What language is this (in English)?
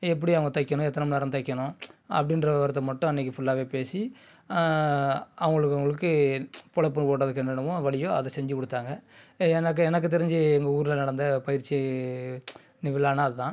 Tamil